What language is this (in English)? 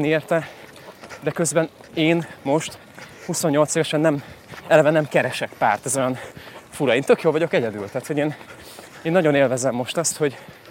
Hungarian